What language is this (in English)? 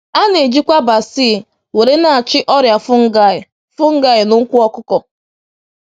Igbo